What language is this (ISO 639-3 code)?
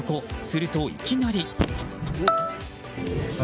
jpn